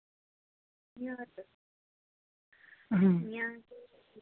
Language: Dogri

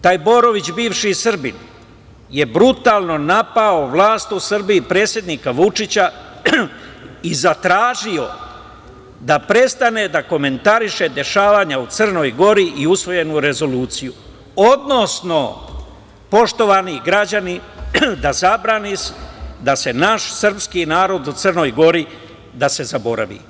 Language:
Serbian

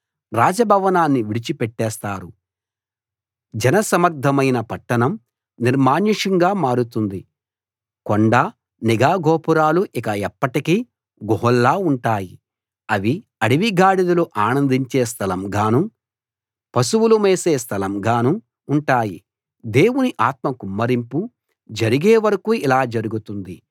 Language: Telugu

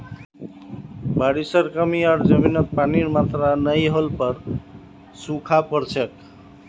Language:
Magahi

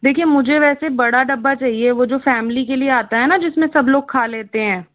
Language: Hindi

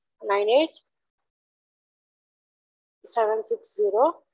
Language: Tamil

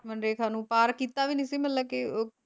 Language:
Punjabi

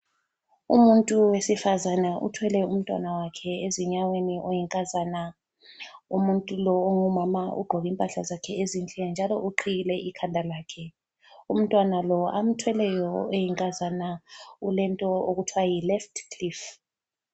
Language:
North Ndebele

